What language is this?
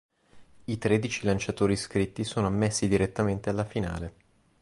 Italian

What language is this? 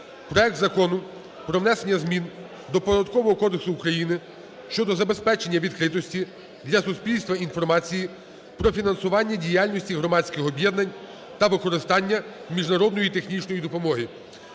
Ukrainian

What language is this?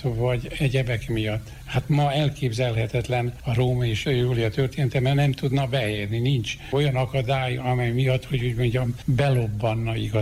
Hungarian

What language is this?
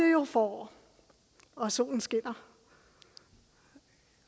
Danish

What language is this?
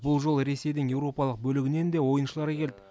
Kazakh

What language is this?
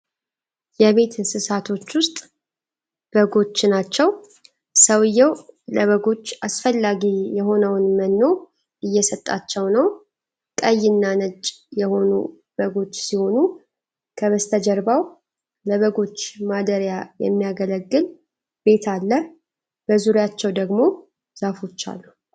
Amharic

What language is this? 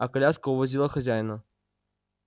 Russian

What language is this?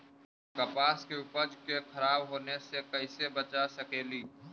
Magahi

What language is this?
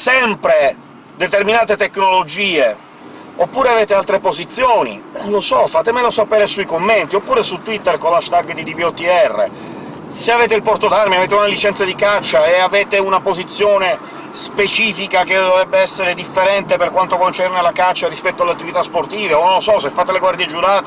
Italian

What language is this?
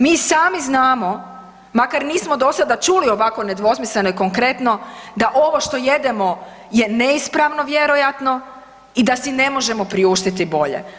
Croatian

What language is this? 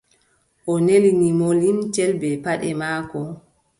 Adamawa Fulfulde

